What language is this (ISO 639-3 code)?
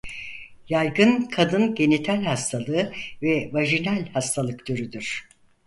tur